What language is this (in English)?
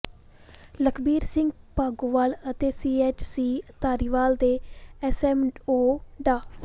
Punjabi